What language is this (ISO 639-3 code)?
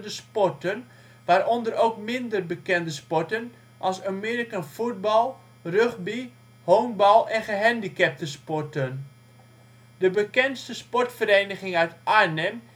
nld